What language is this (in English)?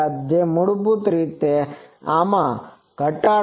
Gujarati